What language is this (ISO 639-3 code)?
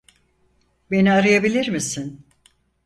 tur